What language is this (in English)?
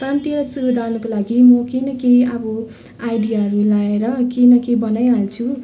Nepali